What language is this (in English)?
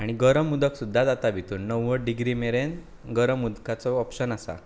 Konkani